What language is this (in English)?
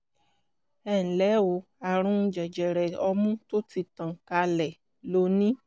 Yoruba